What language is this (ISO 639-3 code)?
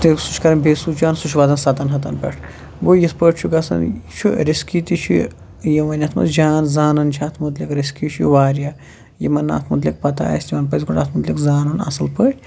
kas